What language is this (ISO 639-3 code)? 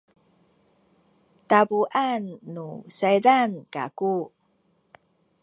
szy